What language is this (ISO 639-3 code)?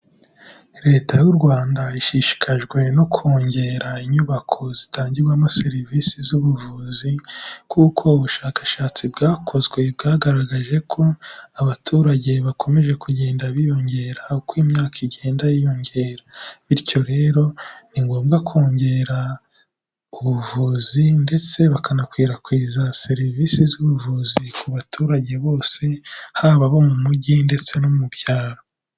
kin